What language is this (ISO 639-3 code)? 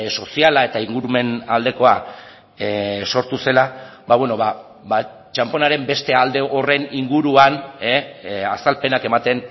eus